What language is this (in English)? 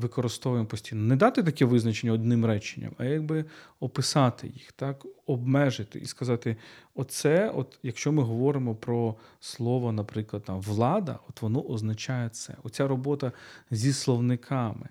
Ukrainian